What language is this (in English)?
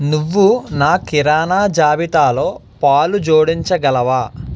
Telugu